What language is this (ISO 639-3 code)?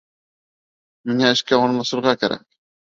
bak